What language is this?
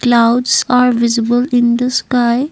English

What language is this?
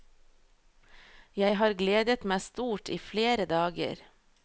Norwegian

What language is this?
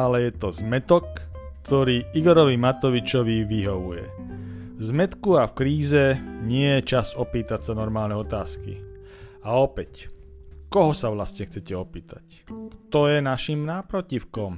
Slovak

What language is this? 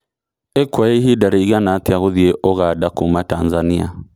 Kikuyu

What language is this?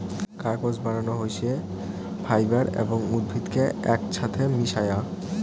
Bangla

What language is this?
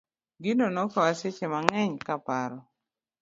Luo (Kenya and Tanzania)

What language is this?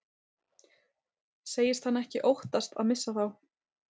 Icelandic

